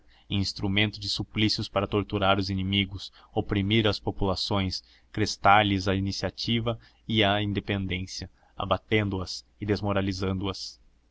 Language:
Portuguese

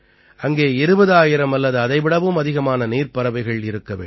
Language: Tamil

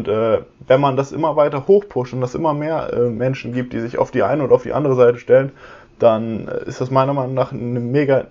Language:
German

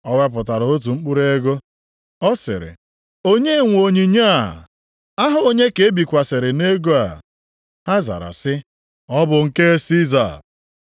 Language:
Igbo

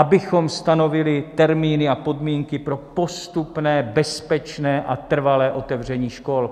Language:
Czech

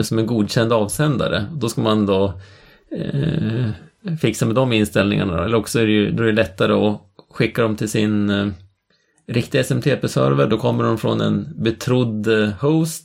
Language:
Swedish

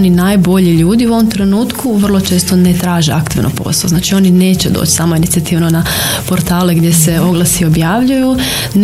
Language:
Croatian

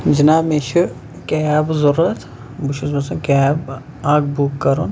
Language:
Kashmiri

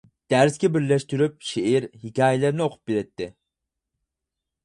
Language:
Uyghur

